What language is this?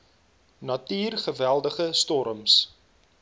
Afrikaans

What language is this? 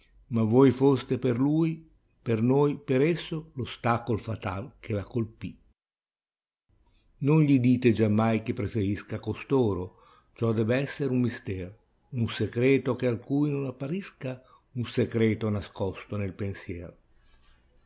Italian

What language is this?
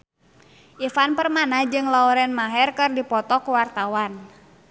Sundanese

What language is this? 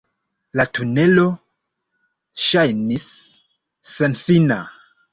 Esperanto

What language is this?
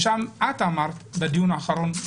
Hebrew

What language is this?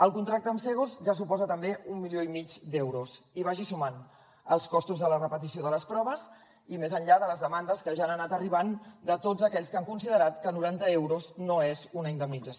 Catalan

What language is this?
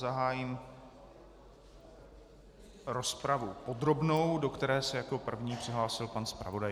Czech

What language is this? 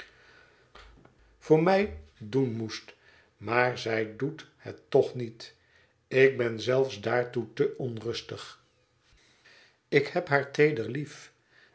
Dutch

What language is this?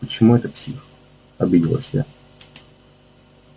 Russian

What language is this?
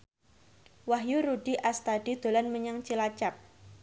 Javanese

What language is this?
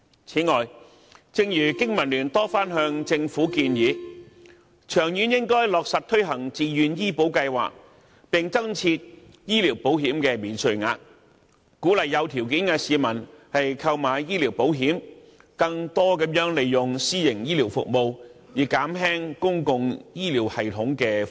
Cantonese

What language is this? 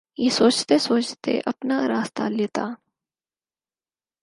Urdu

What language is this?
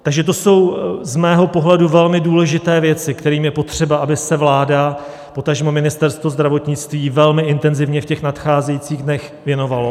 Czech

